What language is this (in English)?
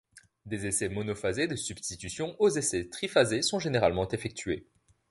French